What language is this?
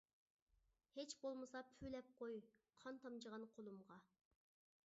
Uyghur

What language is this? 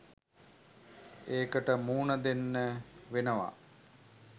Sinhala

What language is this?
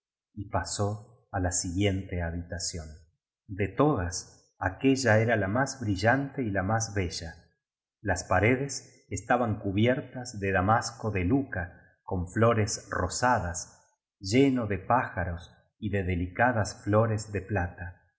Spanish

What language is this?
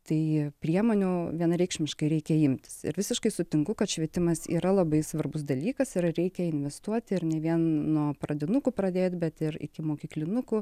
Lithuanian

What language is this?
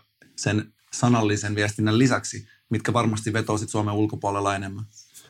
Finnish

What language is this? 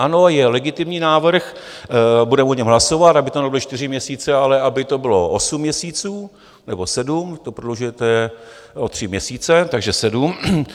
Czech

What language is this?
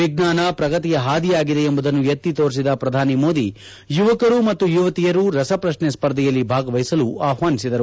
Kannada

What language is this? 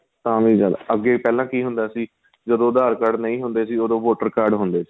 Punjabi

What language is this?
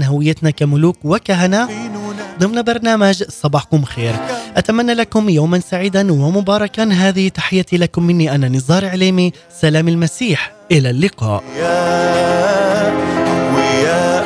Arabic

